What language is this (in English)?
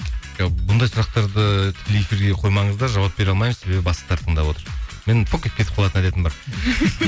Kazakh